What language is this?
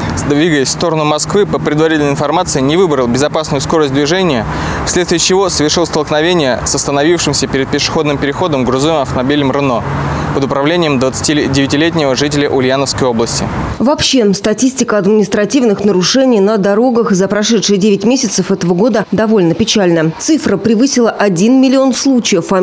Russian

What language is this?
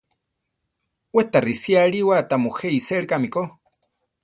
Central Tarahumara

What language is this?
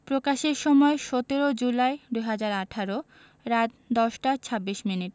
Bangla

